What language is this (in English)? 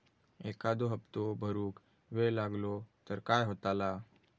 Marathi